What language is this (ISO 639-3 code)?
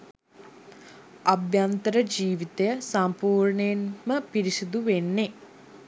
sin